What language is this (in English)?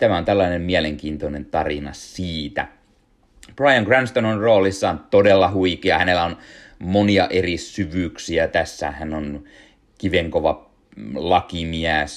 Finnish